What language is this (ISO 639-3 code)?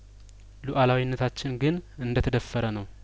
amh